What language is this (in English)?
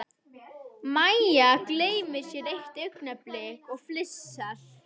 Icelandic